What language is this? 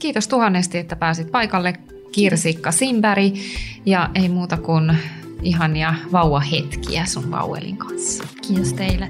Finnish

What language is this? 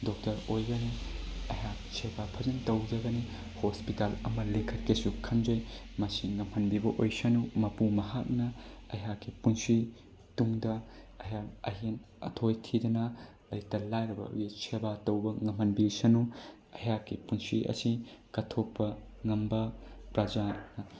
Manipuri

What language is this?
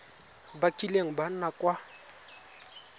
Tswana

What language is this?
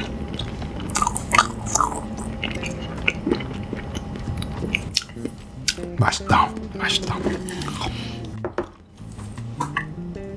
Korean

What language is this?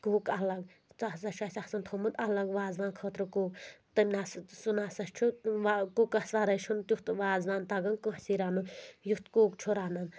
Kashmiri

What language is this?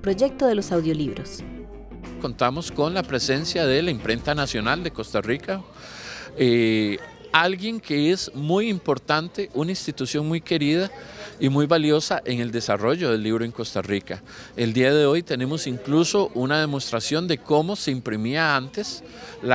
Spanish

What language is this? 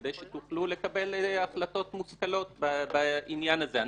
Hebrew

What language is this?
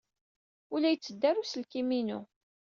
Kabyle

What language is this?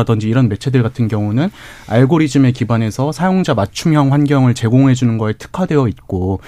Korean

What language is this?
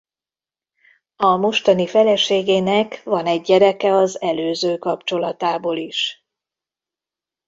Hungarian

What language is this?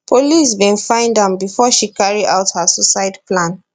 Nigerian Pidgin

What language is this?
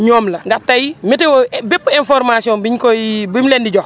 Wolof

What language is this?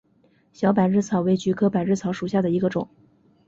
Chinese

